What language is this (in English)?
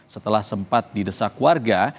Indonesian